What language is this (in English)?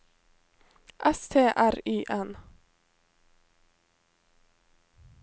Norwegian